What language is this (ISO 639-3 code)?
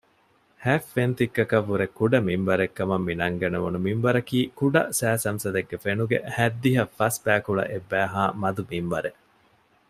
div